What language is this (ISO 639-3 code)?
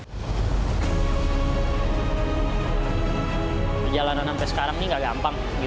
ind